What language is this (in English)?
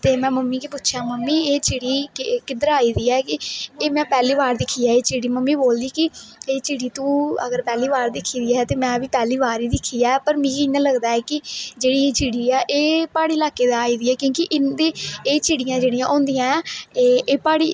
Dogri